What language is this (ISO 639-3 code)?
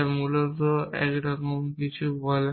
ben